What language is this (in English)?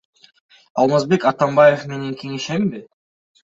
Kyrgyz